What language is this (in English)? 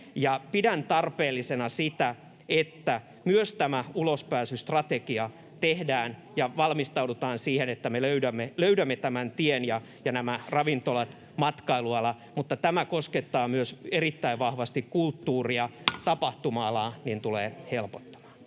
Finnish